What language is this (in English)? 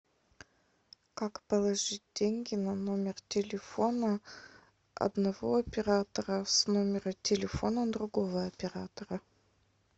Russian